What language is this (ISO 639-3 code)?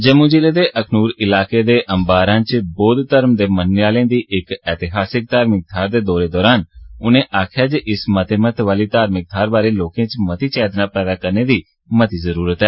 doi